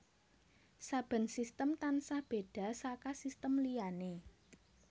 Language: Javanese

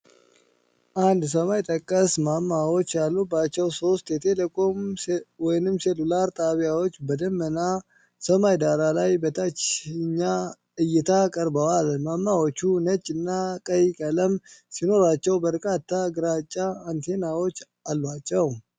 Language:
Amharic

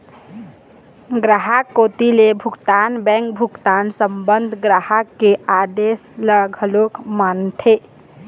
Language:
Chhattisgarhi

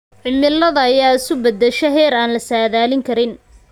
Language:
Somali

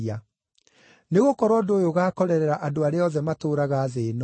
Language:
Kikuyu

